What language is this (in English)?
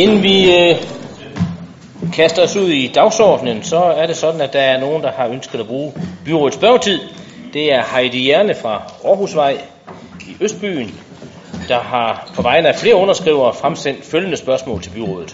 Danish